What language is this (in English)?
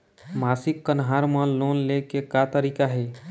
Chhattisgarhi